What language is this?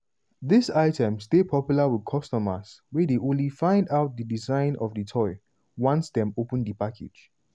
Nigerian Pidgin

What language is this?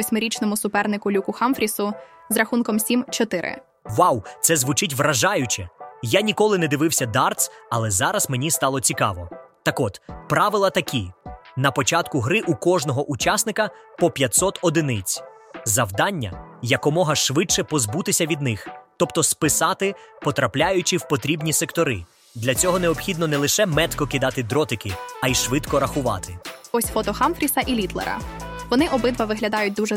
Ukrainian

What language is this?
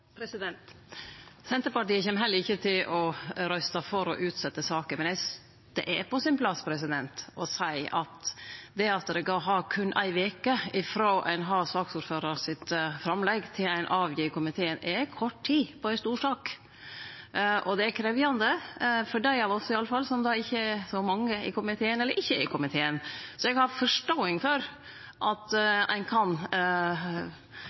Norwegian Nynorsk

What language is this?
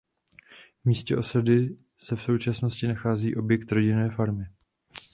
Czech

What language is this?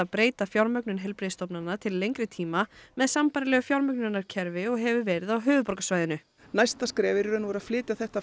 Icelandic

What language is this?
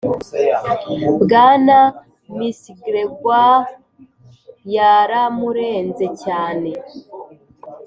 Kinyarwanda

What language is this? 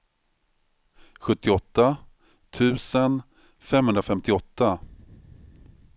Swedish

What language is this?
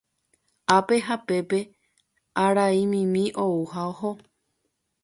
Guarani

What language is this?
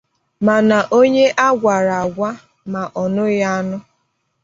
Igbo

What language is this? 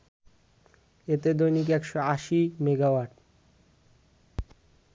Bangla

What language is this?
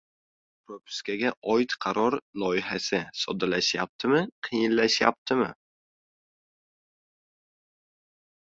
Uzbek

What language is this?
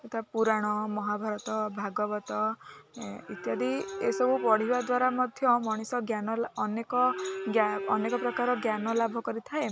Odia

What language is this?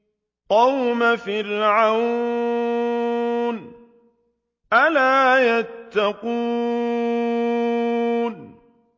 Arabic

